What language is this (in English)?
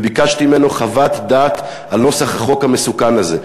Hebrew